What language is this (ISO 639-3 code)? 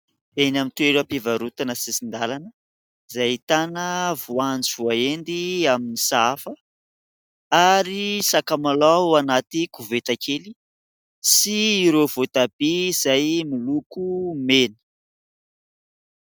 mlg